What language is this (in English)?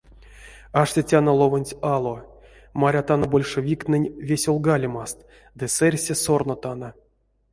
Erzya